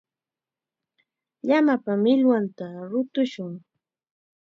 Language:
Chiquián Ancash Quechua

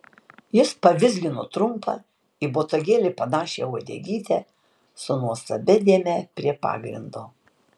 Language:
Lithuanian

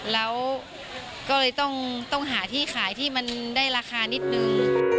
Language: Thai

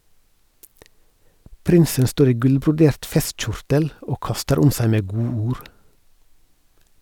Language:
Norwegian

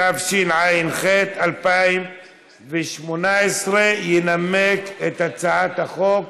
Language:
Hebrew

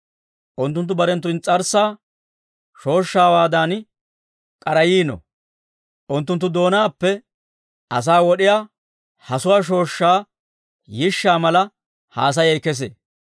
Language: Dawro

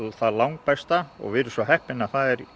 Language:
Icelandic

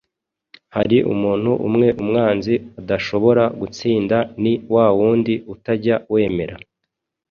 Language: Kinyarwanda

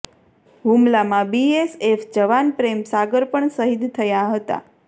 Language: Gujarati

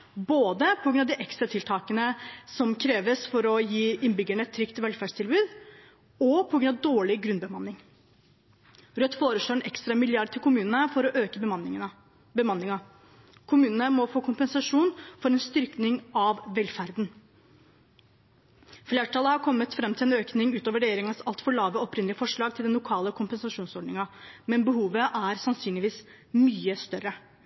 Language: Norwegian Bokmål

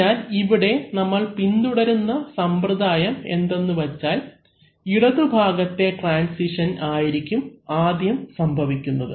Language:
Malayalam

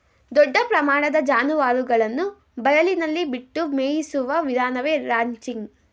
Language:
Kannada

